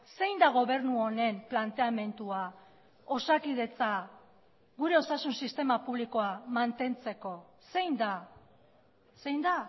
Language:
Basque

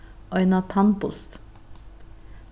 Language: Faroese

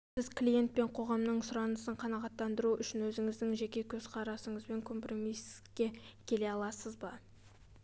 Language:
Kazakh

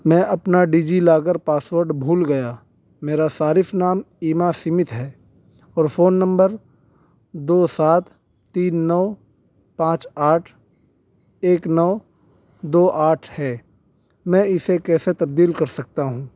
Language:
Urdu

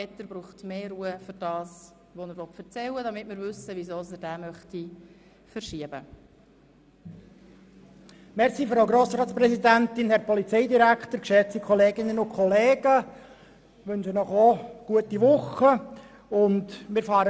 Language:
Swiss German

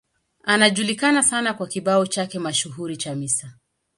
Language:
Swahili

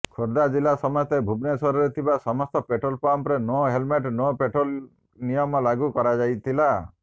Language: Odia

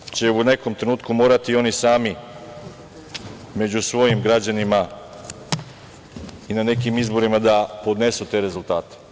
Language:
Serbian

